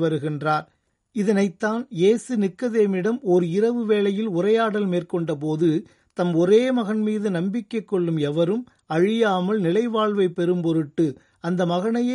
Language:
Tamil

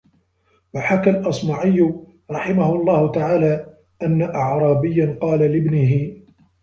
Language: Arabic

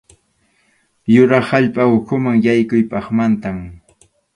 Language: Arequipa-La Unión Quechua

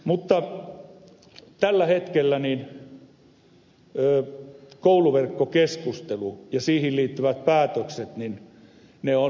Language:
Finnish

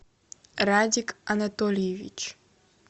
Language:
Russian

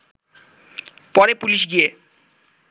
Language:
Bangla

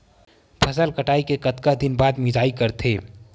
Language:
Chhattisgarhi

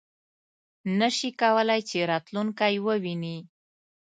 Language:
Pashto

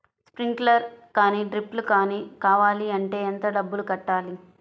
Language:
Telugu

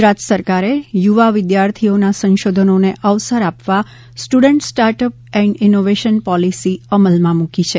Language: Gujarati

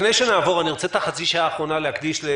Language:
Hebrew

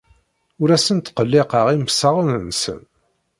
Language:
Kabyle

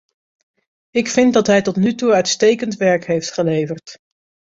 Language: Dutch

